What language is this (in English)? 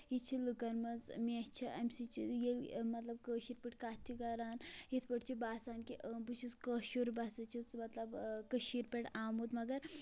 Kashmiri